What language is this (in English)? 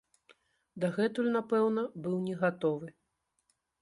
Belarusian